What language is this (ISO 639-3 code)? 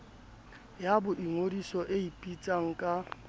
sot